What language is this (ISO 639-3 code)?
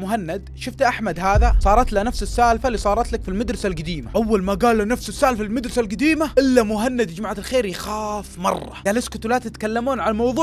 ara